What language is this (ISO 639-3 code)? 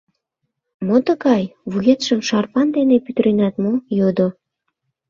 chm